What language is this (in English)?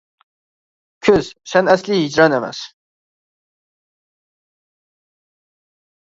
Uyghur